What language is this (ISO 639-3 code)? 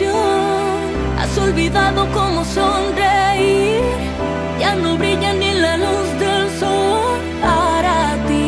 spa